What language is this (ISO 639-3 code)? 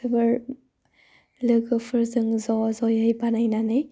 brx